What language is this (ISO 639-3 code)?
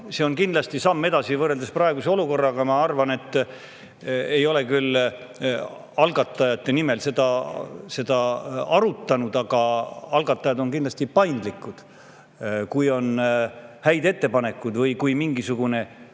est